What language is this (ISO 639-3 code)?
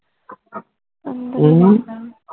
pan